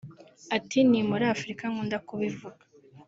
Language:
Kinyarwanda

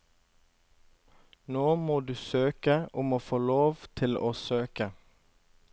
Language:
Norwegian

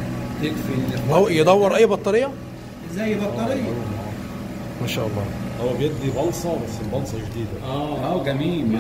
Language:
Arabic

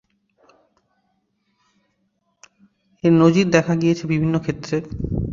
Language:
Bangla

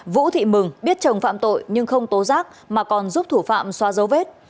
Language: Vietnamese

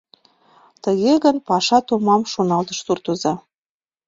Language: Mari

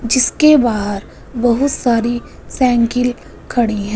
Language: Hindi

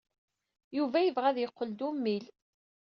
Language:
Kabyle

